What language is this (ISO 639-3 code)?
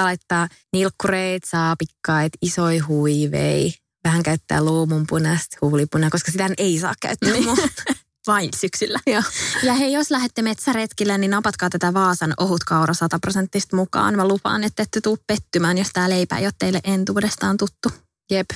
fin